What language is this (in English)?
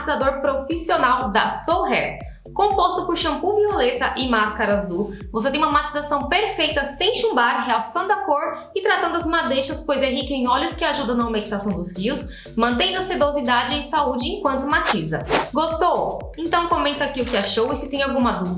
Portuguese